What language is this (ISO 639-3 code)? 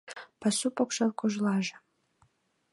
chm